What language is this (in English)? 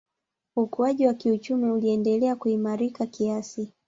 Swahili